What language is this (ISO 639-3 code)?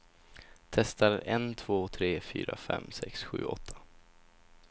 swe